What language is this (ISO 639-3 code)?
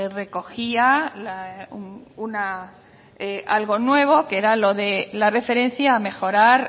spa